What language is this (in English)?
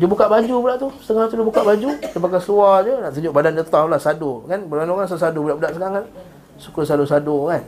Malay